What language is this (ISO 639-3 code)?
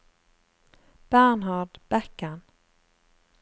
nor